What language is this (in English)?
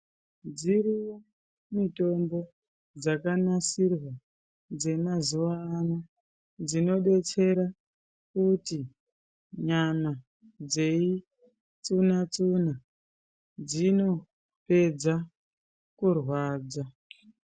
Ndau